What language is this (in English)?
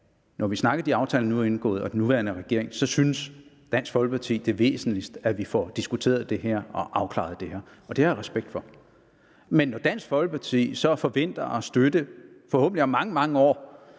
Danish